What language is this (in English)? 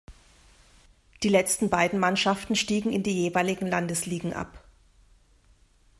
German